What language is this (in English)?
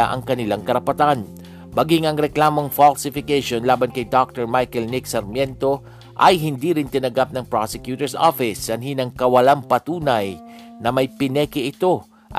Filipino